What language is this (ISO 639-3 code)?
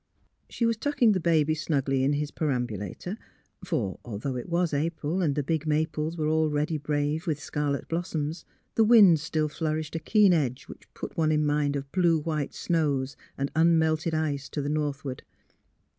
eng